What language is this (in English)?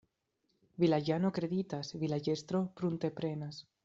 Esperanto